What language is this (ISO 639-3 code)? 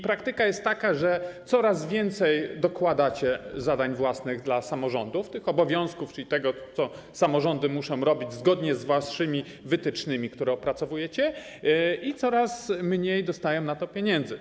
pol